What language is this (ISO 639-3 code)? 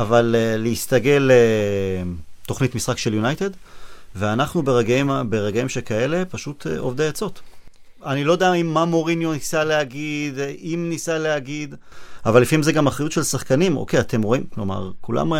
heb